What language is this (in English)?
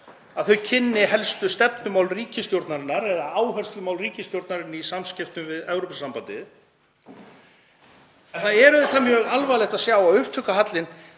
Icelandic